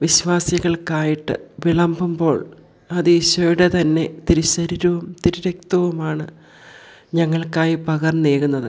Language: Malayalam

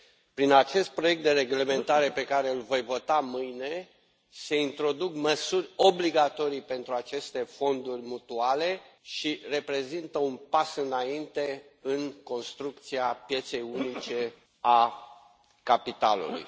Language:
Romanian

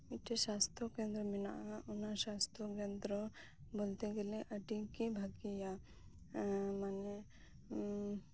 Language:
Santali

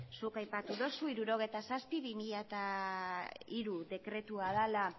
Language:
Basque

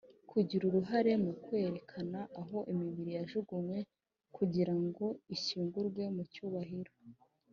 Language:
Kinyarwanda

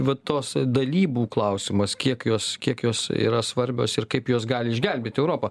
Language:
Lithuanian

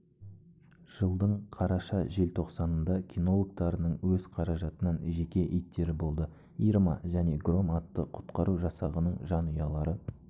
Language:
Kazakh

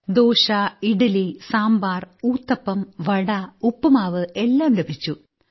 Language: Malayalam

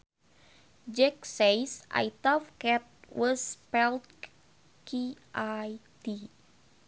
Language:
Sundanese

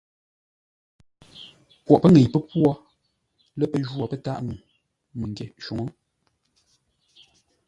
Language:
Ngombale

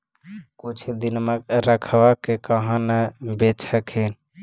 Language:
Magahi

